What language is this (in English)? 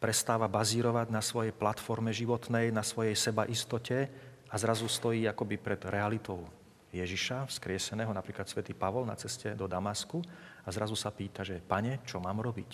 Slovak